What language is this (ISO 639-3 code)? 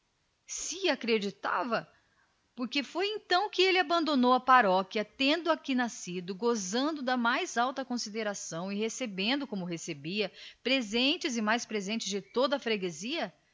por